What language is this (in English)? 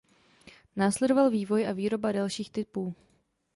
Czech